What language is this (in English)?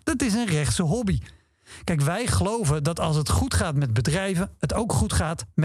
Dutch